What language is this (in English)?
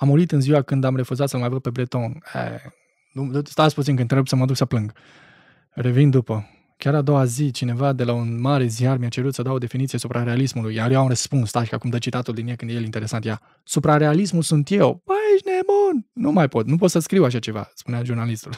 Romanian